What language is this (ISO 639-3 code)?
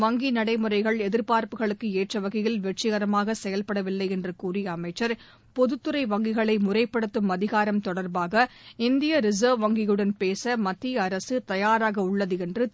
tam